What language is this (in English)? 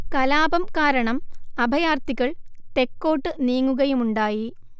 Malayalam